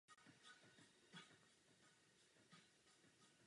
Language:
Czech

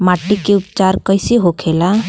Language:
Bhojpuri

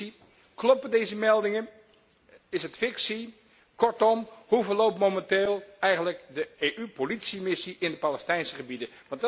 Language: Dutch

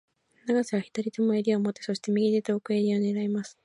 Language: Japanese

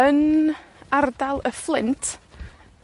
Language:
Welsh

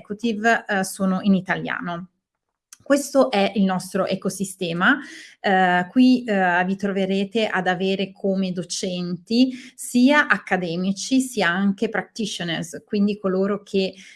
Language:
Italian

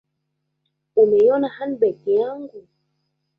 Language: Swahili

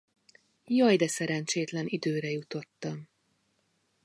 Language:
Hungarian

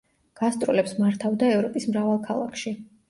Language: Georgian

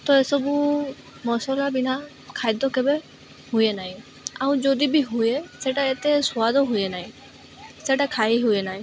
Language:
Odia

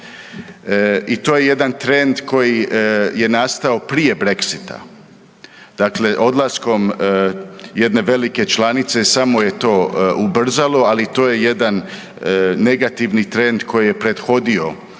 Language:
Croatian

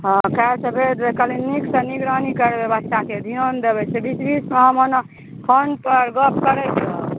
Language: Maithili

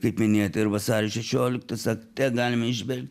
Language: Lithuanian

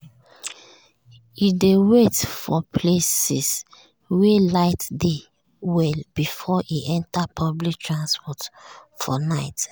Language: Nigerian Pidgin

